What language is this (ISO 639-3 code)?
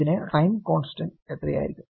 mal